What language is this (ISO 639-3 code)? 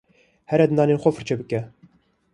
kur